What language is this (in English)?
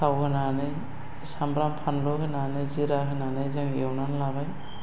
Bodo